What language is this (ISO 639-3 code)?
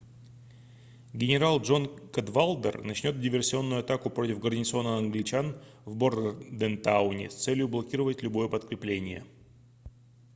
rus